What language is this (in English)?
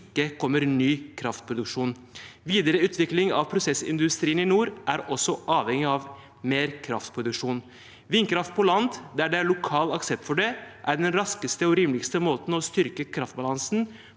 Norwegian